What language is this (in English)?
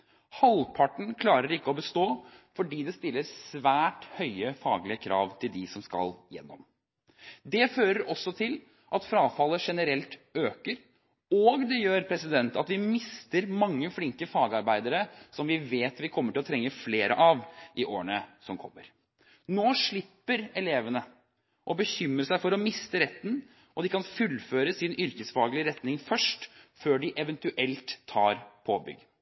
Norwegian Bokmål